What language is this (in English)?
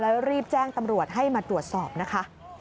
Thai